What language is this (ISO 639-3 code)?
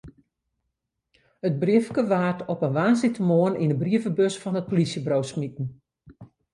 fry